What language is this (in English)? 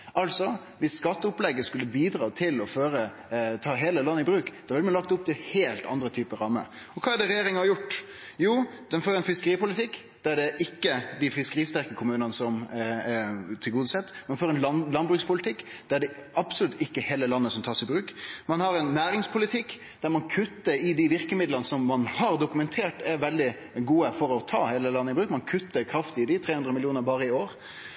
Norwegian Nynorsk